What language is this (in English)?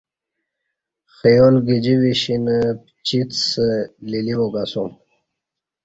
Kati